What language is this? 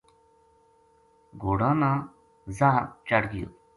Gujari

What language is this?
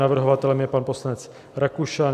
Czech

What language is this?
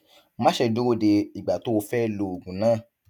Yoruba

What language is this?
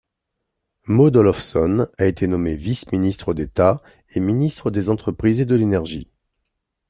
French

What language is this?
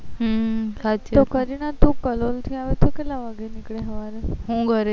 Gujarati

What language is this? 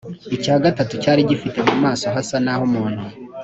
Kinyarwanda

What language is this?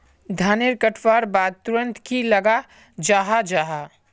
Magahi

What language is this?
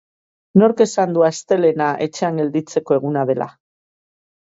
Basque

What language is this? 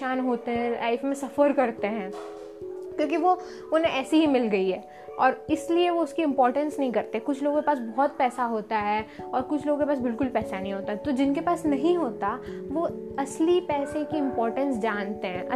Hindi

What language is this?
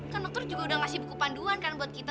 Indonesian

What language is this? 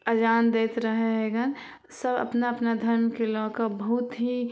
Maithili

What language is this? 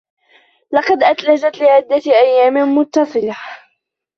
Arabic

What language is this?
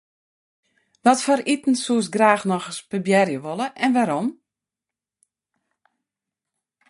Western Frisian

